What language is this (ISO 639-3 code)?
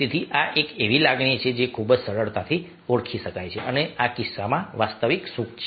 guj